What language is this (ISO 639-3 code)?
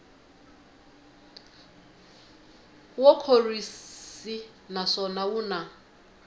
tso